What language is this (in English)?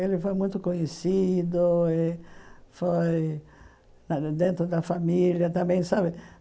Portuguese